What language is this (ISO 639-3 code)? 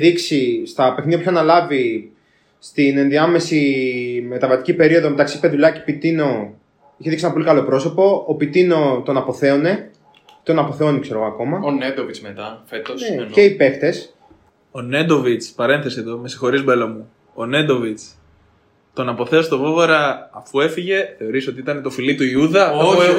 ell